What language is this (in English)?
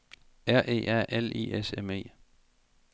Danish